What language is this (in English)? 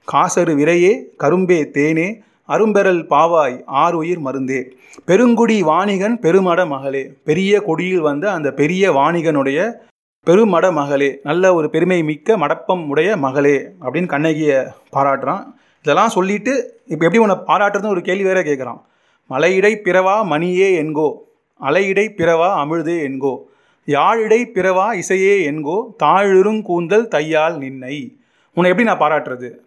Tamil